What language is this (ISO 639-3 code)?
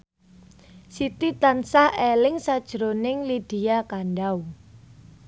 jav